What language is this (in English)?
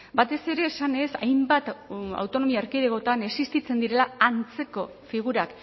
Basque